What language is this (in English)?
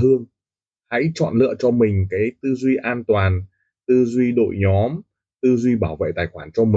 Vietnamese